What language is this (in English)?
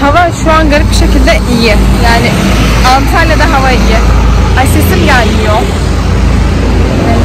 Turkish